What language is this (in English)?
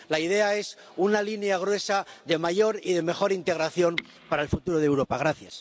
Spanish